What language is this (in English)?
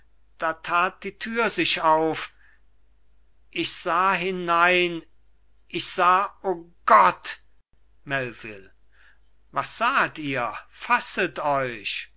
German